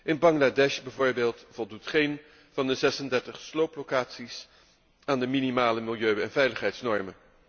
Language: Dutch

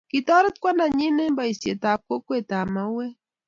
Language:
Kalenjin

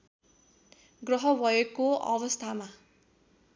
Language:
Nepali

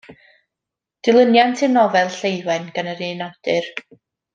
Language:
Welsh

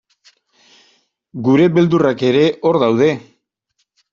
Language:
Basque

